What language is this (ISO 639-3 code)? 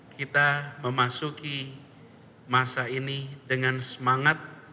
ind